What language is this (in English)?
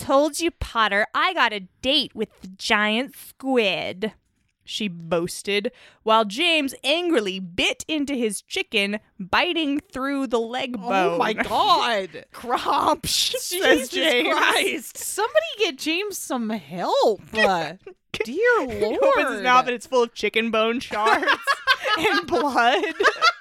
English